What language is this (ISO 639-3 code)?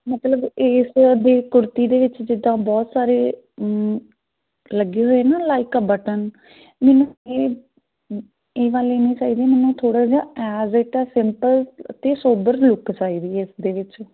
pan